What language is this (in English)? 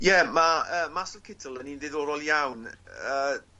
Welsh